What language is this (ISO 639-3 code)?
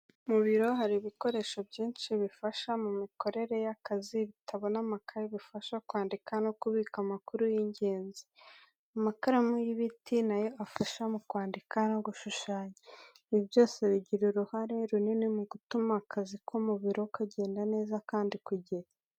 kin